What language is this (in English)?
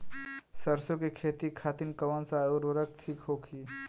Bhojpuri